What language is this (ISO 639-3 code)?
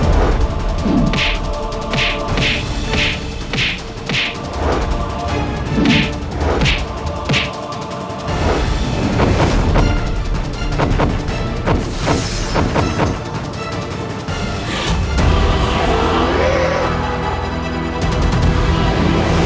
ind